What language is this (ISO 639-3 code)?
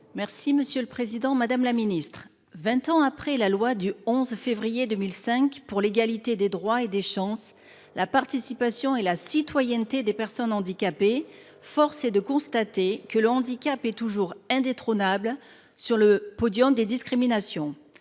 fra